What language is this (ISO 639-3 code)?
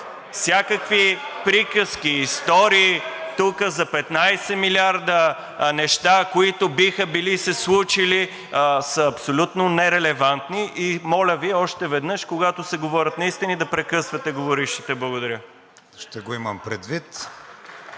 bul